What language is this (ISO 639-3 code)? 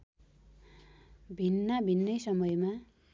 nep